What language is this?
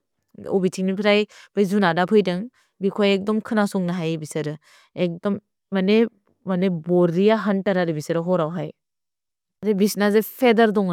Bodo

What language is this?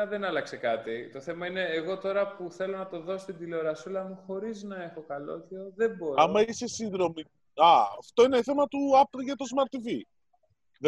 Greek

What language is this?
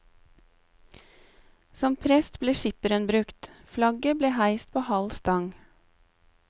Norwegian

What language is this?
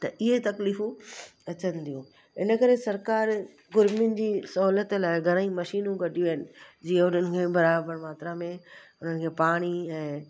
Sindhi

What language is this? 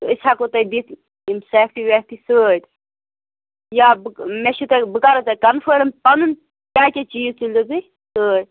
Kashmiri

